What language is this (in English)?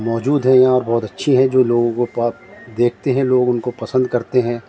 Urdu